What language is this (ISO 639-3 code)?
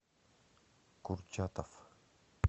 rus